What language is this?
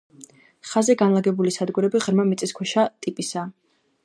Georgian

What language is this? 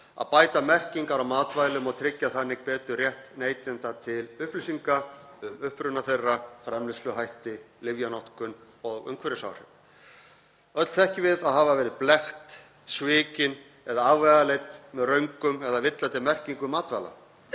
Icelandic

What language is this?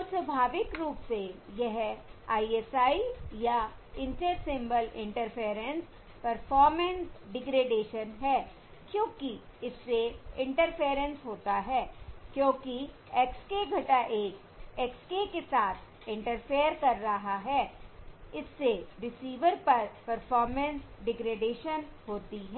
Hindi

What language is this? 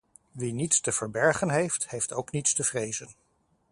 Dutch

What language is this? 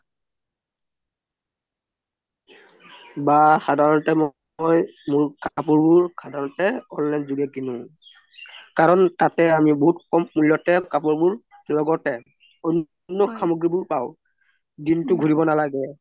Assamese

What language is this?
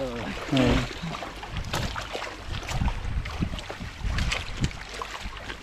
Filipino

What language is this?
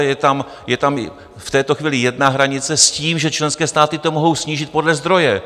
Czech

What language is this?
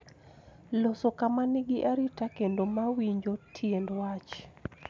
Luo (Kenya and Tanzania)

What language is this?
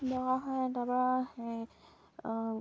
Assamese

